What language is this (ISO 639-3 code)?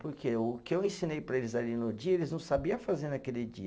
por